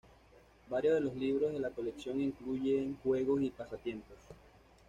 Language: Spanish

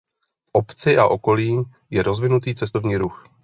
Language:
Czech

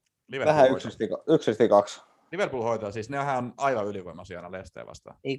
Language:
Finnish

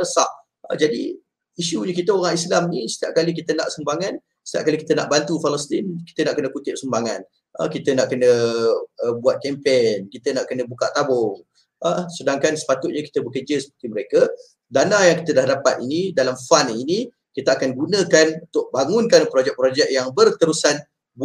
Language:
Malay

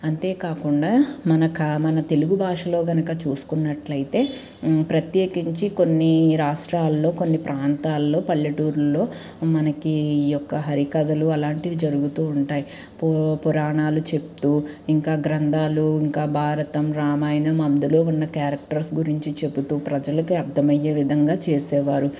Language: Telugu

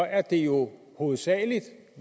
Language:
Danish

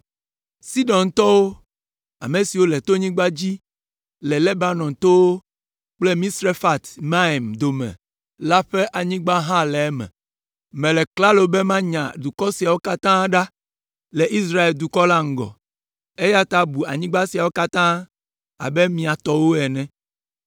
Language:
Ewe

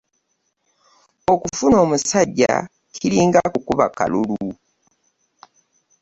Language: Ganda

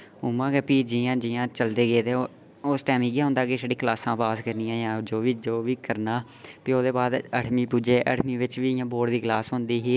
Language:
Dogri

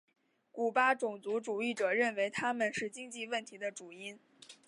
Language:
Chinese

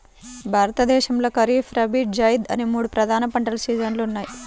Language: Telugu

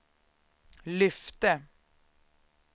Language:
Swedish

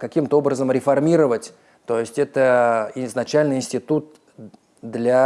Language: Russian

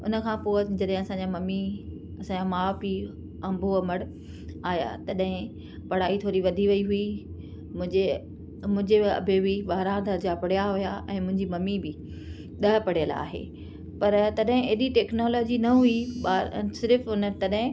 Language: Sindhi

